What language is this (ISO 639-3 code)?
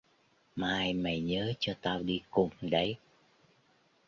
vie